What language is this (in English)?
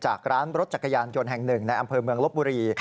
Thai